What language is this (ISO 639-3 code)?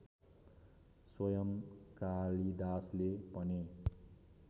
nep